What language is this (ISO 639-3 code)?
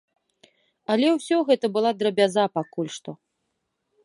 bel